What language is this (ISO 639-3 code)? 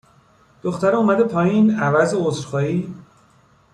fas